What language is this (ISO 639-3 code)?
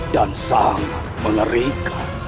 ind